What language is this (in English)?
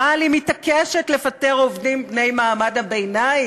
Hebrew